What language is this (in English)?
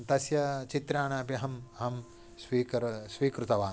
Sanskrit